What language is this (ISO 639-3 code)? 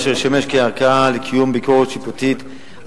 heb